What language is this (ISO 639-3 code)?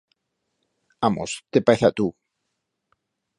arg